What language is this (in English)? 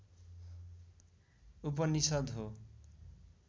Nepali